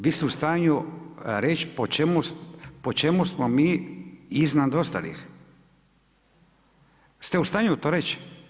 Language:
Croatian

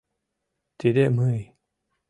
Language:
Mari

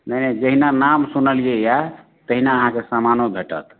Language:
Maithili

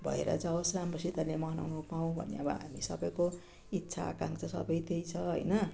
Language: Nepali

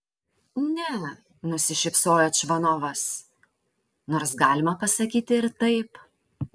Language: Lithuanian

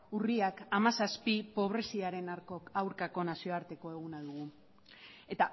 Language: Basque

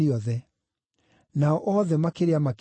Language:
Kikuyu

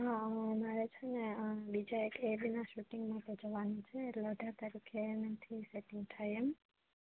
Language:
Gujarati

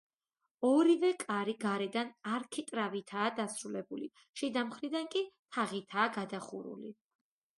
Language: Georgian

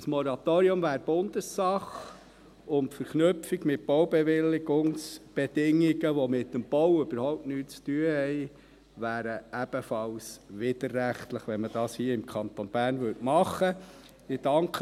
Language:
Swiss German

